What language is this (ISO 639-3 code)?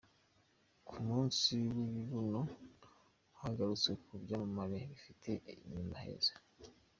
kin